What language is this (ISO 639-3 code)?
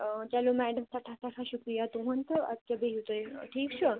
kas